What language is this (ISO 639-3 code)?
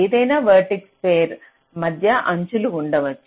tel